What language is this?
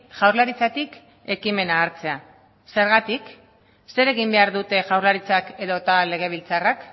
Basque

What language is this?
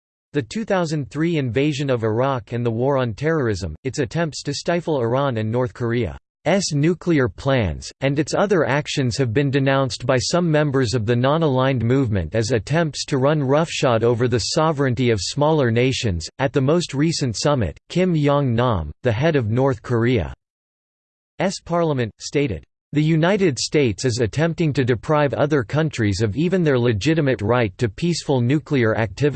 English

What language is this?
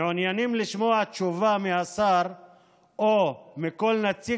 Hebrew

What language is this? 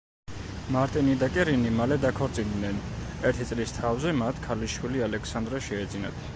Georgian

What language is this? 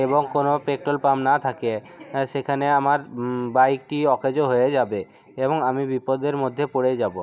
Bangla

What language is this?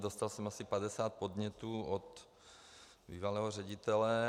Czech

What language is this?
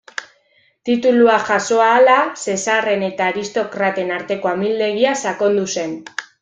Basque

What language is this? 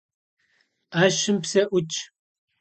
Kabardian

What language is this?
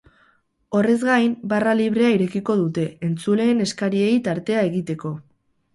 Basque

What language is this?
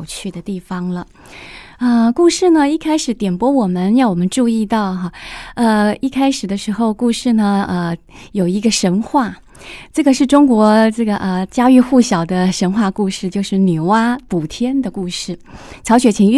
Chinese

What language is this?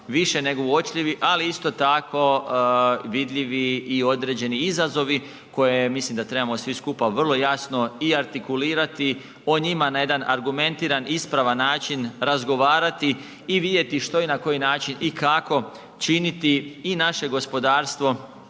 Croatian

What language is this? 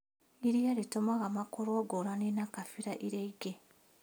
Kikuyu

